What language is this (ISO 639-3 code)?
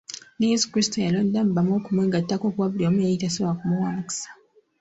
lug